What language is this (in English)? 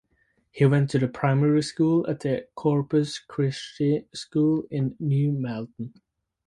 English